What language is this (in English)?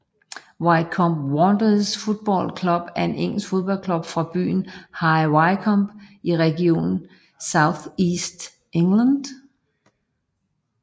Danish